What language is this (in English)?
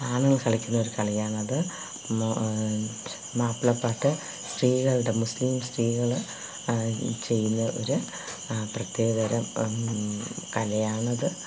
Malayalam